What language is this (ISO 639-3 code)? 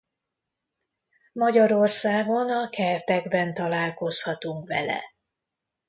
hun